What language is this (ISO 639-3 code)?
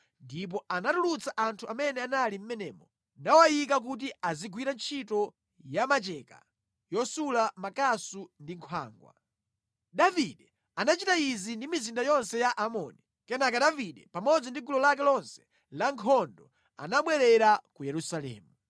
nya